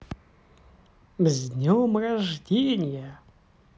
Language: Russian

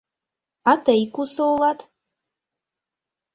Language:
Mari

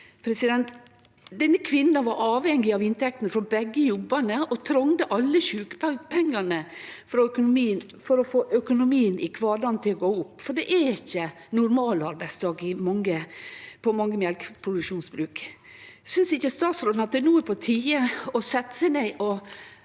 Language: Norwegian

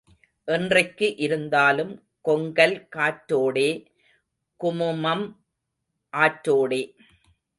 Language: Tamil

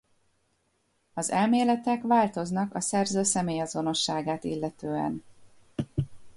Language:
Hungarian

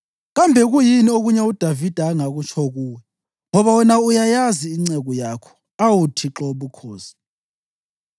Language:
North Ndebele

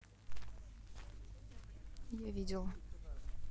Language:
Russian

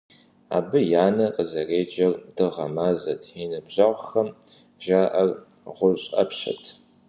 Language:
Kabardian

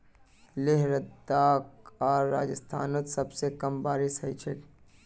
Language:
Magahi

